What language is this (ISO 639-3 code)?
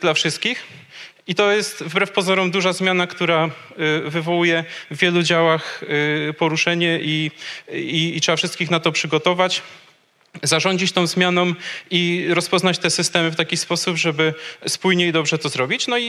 pol